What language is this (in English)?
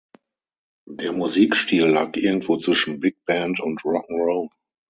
German